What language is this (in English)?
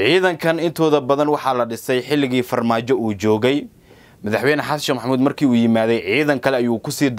Arabic